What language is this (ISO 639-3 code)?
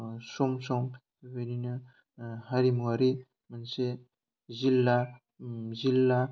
brx